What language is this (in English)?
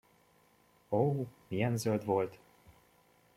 Hungarian